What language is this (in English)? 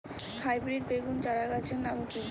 Bangla